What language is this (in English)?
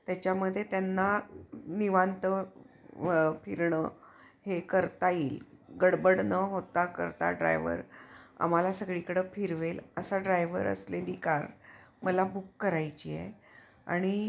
Marathi